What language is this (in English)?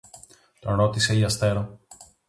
Greek